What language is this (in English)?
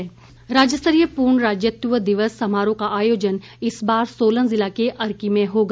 Hindi